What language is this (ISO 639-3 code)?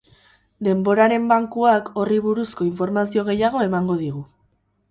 eus